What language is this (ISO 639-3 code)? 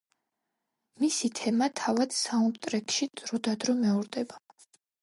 kat